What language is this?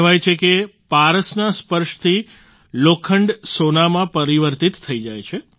Gujarati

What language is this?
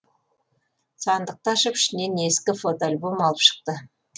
Kazakh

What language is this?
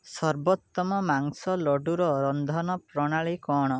Odia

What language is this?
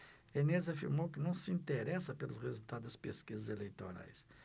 Portuguese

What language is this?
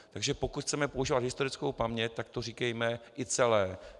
Czech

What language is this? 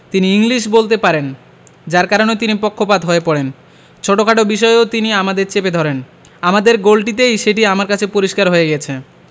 Bangla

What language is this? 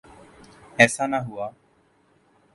Urdu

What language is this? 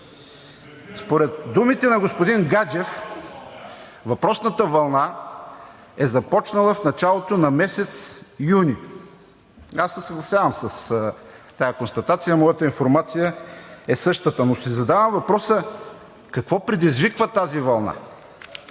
Bulgarian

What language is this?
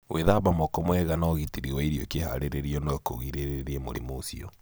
Kikuyu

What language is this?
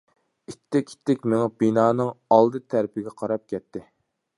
Uyghur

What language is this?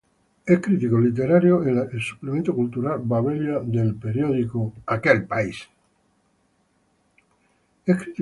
Spanish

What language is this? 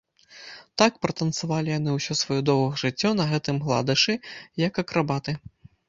Belarusian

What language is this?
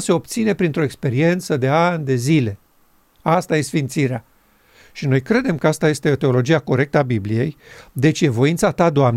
Romanian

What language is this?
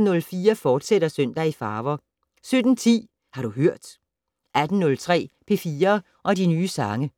Danish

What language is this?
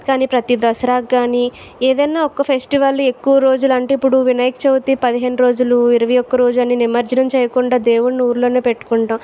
Telugu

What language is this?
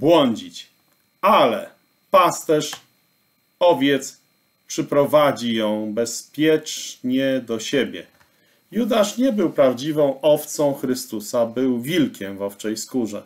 Polish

